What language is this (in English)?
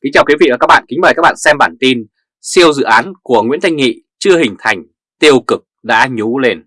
Vietnamese